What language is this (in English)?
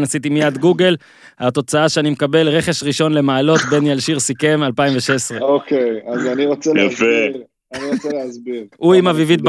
Hebrew